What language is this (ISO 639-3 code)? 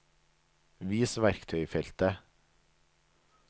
nor